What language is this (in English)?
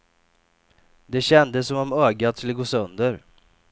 Swedish